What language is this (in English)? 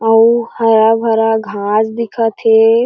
Chhattisgarhi